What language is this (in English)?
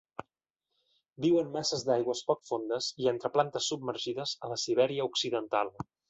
Catalan